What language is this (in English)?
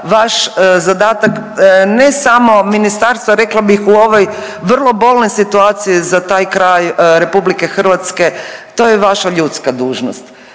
Croatian